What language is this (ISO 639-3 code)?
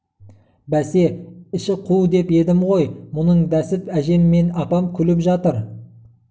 kaz